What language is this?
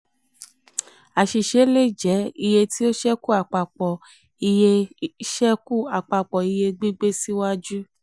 Yoruba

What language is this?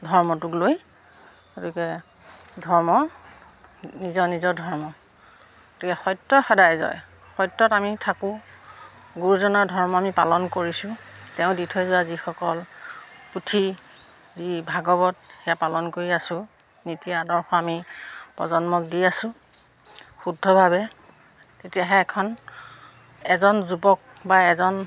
Assamese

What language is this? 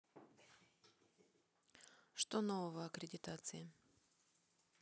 Russian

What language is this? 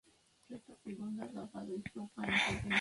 Spanish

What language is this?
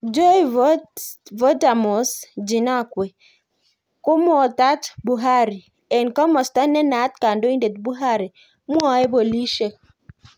Kalenjin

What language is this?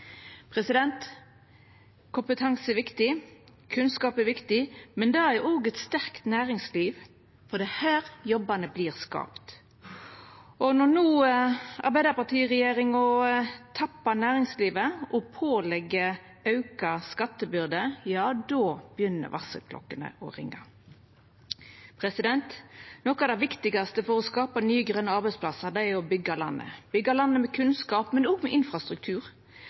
Norwegian Nynorsk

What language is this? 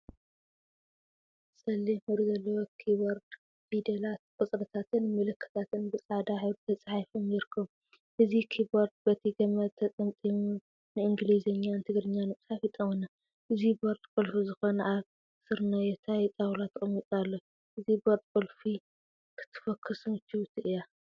Tigrinya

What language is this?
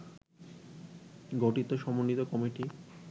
Bangla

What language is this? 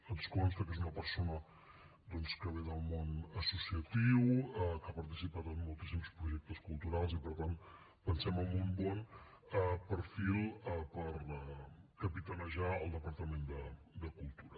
Catalan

